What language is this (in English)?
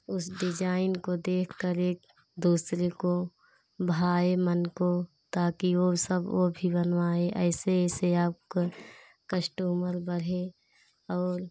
Hindi